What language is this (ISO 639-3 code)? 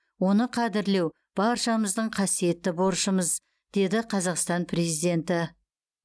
kaz